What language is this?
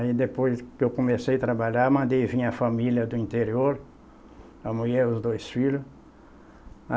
Portuguese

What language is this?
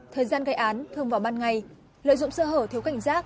Vietnamese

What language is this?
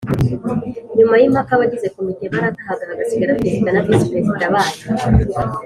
Kinyarwanda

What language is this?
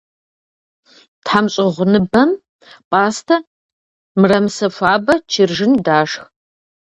Kabardian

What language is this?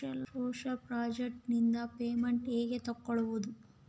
Kannada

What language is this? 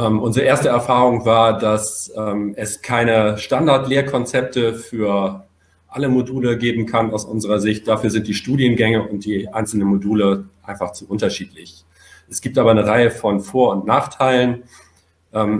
German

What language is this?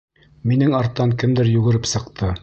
Bashkir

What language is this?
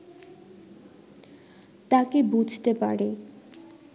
Bangla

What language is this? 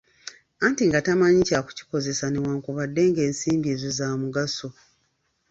Ganda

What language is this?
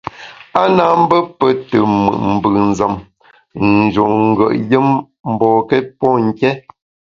Bamun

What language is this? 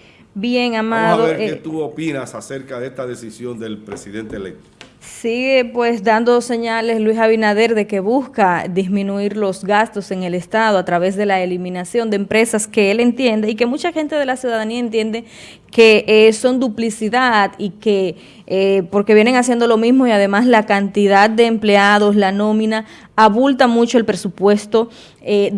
Spanish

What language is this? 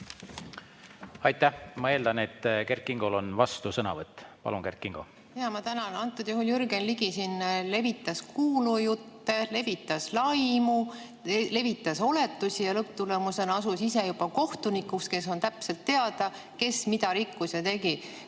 Estonian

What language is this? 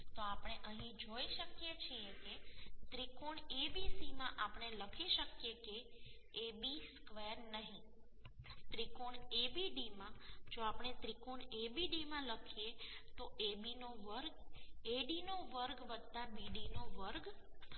Gujarati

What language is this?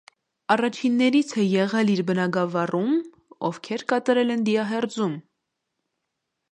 Armenian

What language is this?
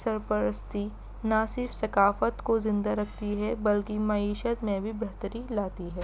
Urdu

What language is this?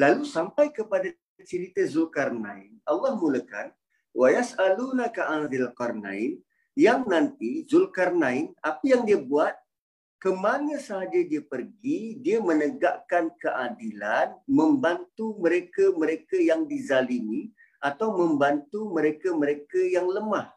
Malay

